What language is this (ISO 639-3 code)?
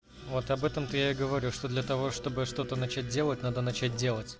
rus